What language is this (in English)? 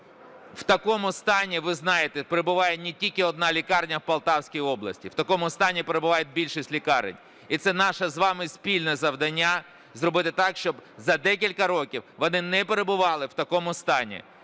Ukrainian